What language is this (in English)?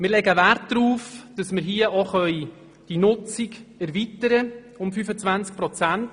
Swiss German